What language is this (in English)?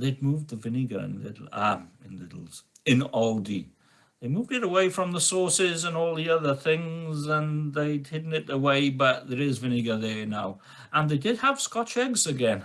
English